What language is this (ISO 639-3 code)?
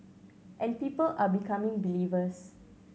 eng